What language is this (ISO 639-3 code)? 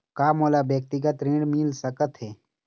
hne